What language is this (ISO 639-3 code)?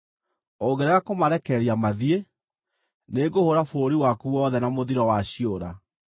kik